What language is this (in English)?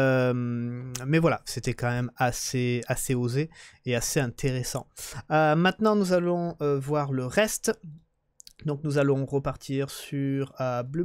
French